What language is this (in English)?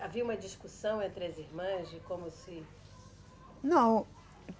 Portuguese